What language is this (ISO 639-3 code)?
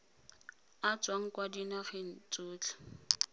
tsn